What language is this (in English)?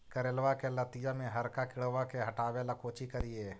Magahi